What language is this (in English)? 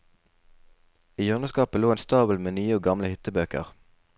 Norwegian